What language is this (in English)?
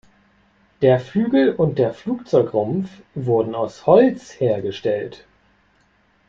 German